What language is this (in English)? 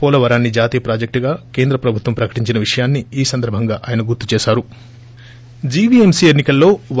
Telugu